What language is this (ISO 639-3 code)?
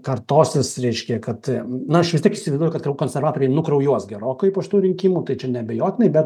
lit